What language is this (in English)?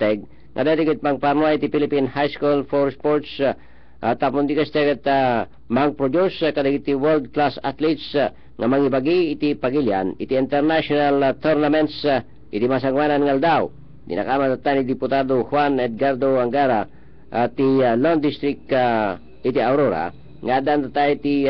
Filipino